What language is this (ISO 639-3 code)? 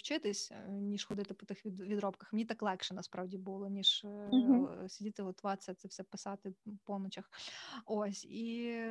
ukr